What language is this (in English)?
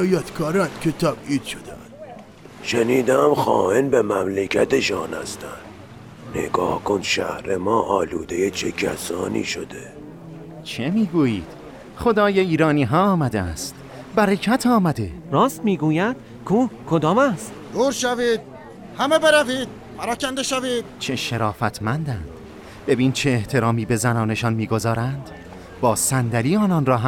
Persian